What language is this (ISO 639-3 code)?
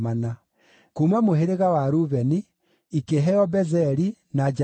kik